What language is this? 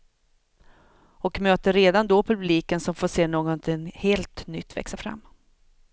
Swedish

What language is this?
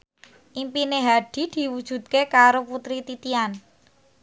Javanese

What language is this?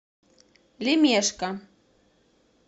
Russian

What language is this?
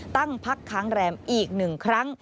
Thai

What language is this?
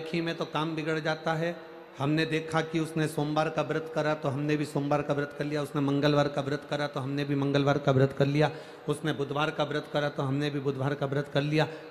Hindi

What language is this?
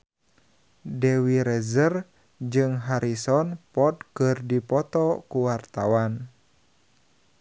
Sundanese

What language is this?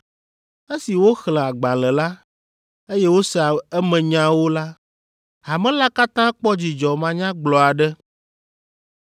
Ewe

